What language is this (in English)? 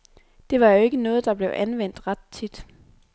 Danish